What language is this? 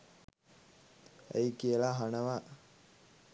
Sinhala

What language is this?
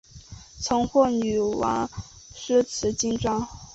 Chinese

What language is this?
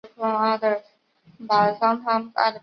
Chinese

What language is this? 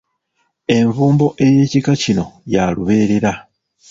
Ganda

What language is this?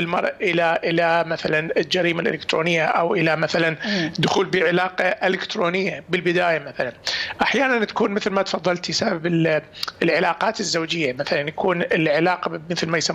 Arabic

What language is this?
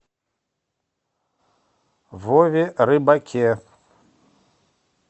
Russian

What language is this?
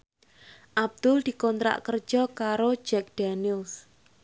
Javanese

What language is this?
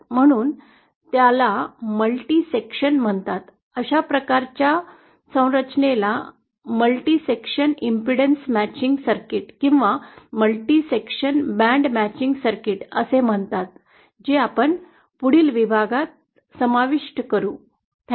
Marathi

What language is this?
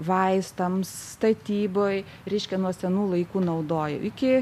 Lithuanian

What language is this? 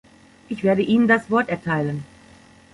German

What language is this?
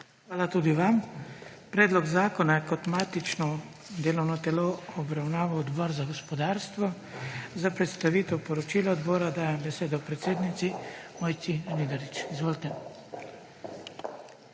Slovenian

